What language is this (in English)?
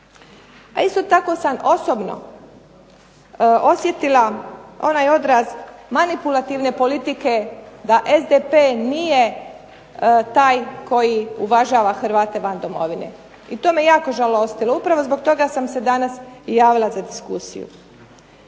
Croatian